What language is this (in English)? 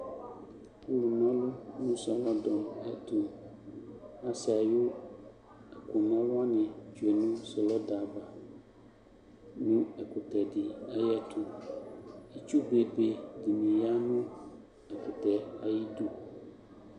Ikposo